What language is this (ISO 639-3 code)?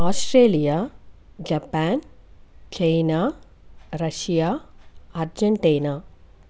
tel